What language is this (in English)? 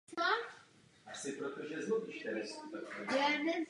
Czech